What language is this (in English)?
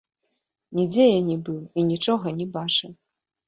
Belarusian